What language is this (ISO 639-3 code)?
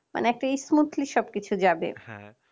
ben